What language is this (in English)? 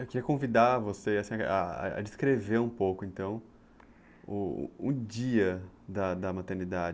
Portuguese